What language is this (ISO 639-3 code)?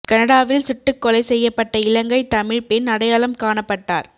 tam